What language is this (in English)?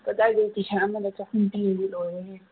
Manipuri